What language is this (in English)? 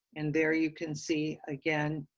English